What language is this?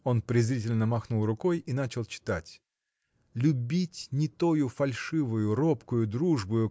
Russian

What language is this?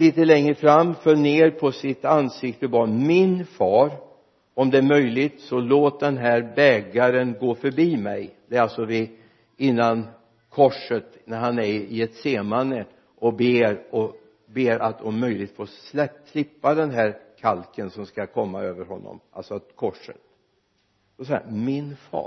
Swedish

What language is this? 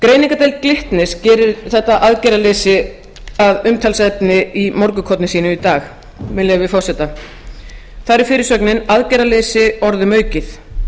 Icelandic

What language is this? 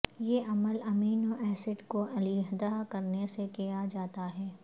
Urdu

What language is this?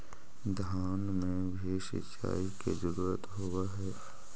Magahi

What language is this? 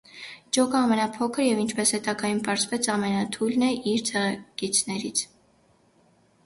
Armenian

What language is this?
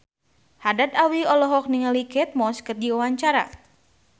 Sundanese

